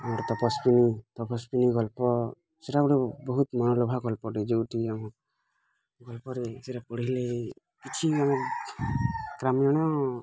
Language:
Odia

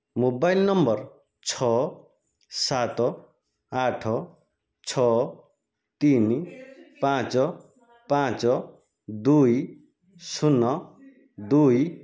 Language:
Odia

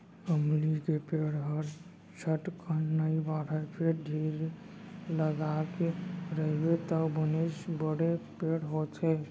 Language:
Chhattisgarhi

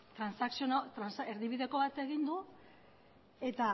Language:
Basque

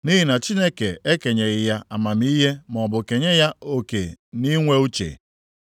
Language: Igbo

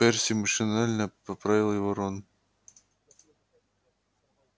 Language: Russian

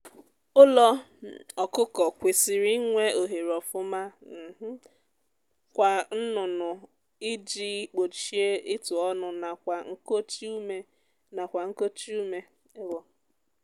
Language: Igbo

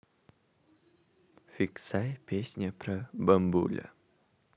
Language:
Russian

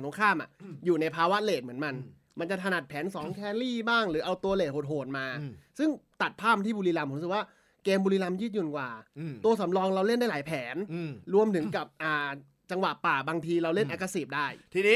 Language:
Thai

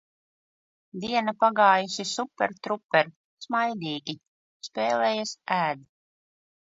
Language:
Latvian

